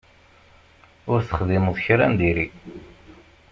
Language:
Kabyle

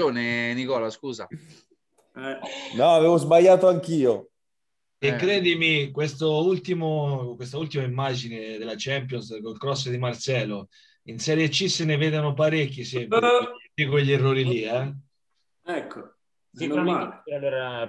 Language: Italian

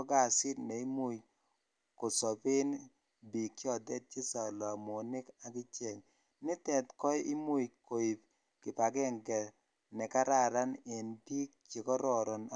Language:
Kalenjin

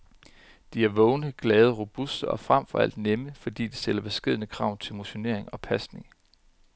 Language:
Danish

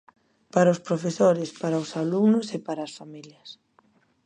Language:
Galician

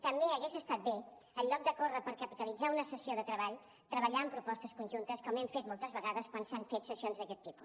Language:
Catalan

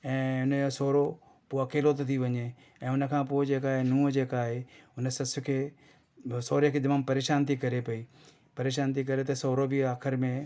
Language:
Sindhi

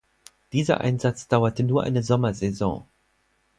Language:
German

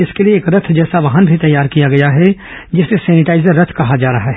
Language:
Hindi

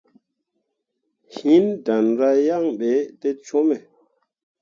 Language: Mundang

